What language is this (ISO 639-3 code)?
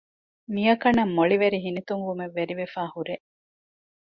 div